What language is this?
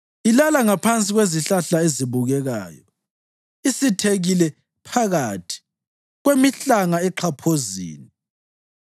North Ndebele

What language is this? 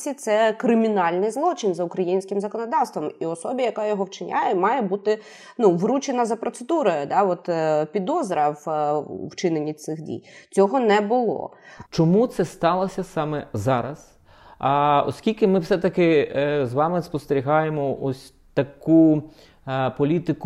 Ukrainian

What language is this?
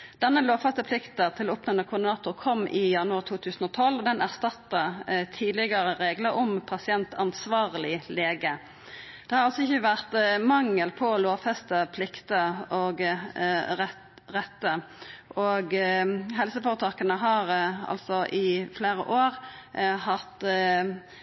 Norwegian Nynorsk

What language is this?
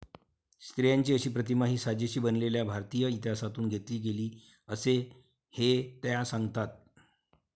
Marathi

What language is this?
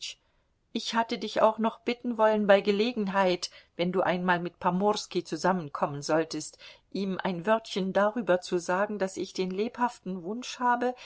German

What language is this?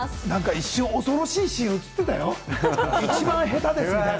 Japanese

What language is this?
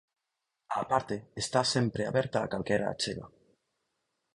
Galician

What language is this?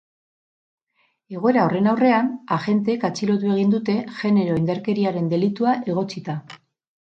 Basque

